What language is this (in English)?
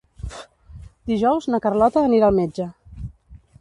Catalan